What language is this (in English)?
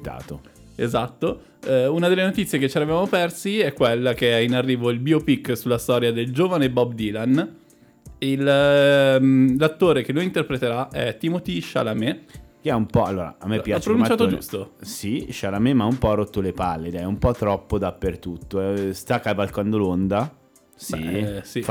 Italian